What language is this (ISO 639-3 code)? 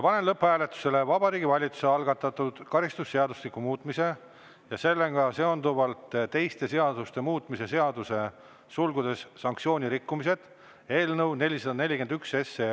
est